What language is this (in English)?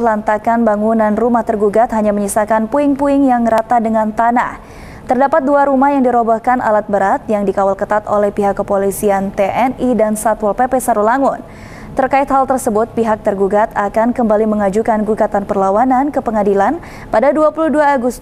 Indonesian